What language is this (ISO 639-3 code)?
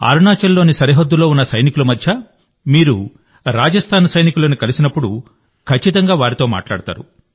tel